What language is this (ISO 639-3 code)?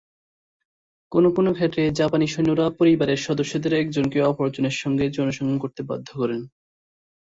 ben